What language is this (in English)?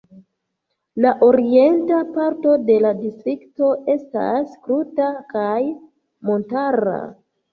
Esperanto